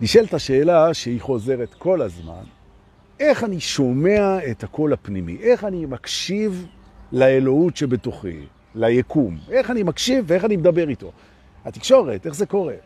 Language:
Hebrew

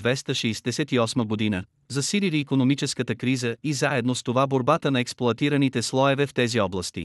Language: Bulgarian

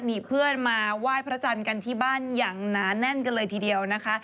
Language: Thai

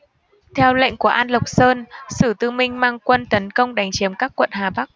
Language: Vietnamese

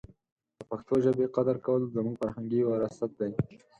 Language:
Pashto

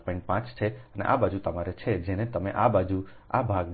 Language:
Gujarati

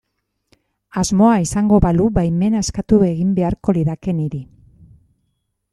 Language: Basque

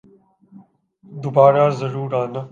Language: Urdu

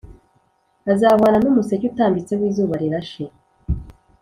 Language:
Kinyarwanda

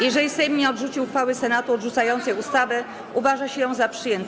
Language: Polish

